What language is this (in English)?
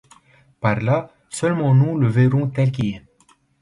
French